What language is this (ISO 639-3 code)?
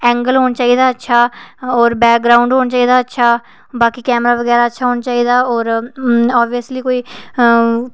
doi